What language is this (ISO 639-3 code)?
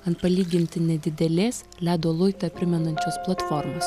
lit